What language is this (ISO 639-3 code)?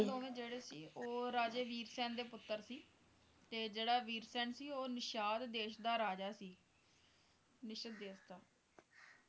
pan